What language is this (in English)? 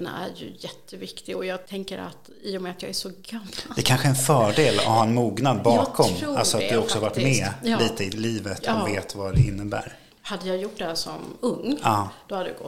Swedish